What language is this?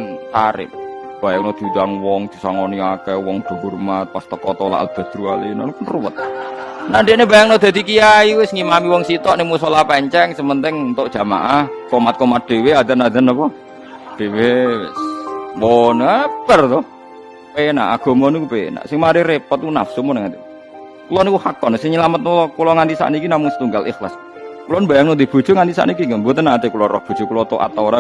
Indonesian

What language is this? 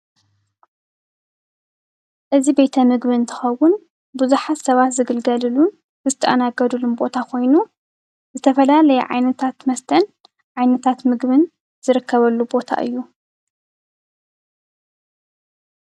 Tigrinya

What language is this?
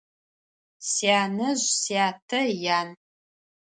Adyghe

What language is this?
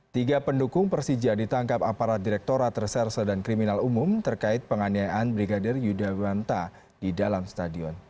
Indonesian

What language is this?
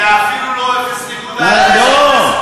Hebrew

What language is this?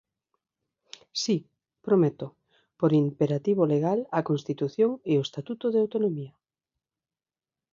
Galician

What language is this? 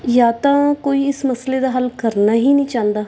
Punjabi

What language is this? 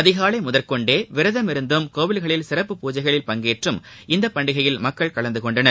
Tamil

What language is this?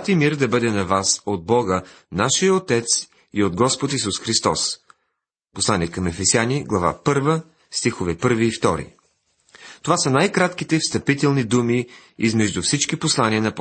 Bulgarian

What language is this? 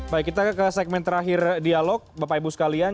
Indonesian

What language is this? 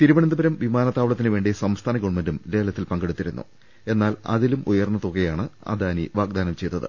Malayalam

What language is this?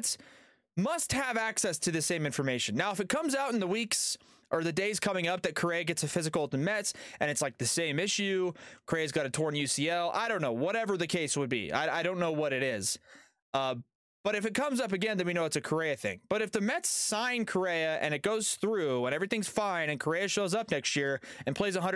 English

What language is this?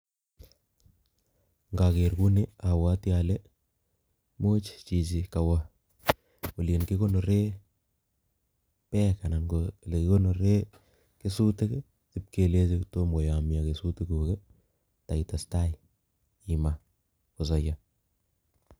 Kalenjin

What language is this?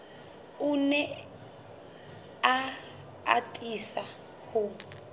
Southern Sotho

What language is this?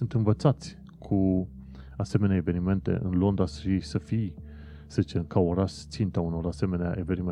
Romanian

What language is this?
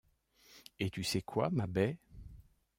French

